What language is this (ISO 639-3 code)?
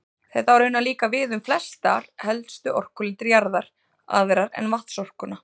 isl